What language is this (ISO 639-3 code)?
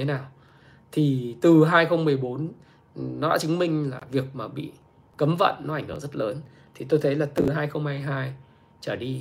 vie